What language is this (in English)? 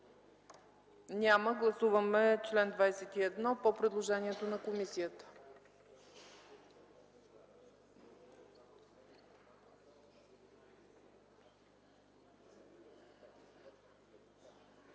Bulgarian